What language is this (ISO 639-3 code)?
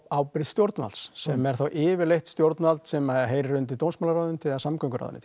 isl